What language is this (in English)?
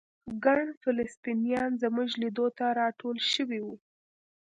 Pashto